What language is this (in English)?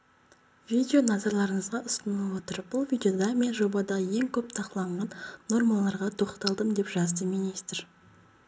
Kazakh